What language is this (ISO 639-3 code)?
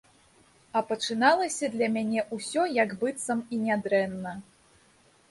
bel